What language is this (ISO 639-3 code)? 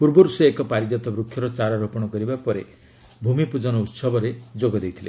ori